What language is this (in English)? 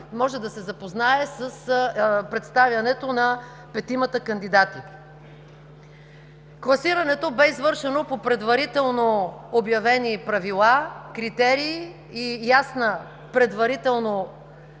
Bulgarian